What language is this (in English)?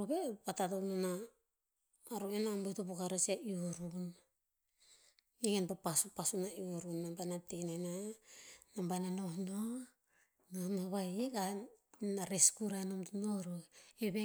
Tinputz